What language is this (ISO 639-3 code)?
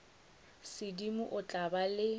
nso